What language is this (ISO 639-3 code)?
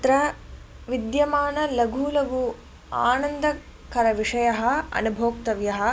san